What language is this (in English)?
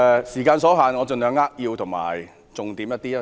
Cantonese